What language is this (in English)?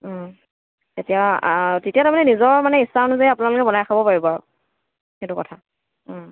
Assamese